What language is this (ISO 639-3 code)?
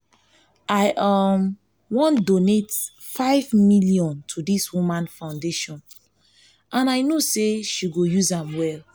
pcm